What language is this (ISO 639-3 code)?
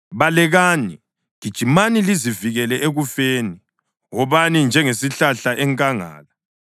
nde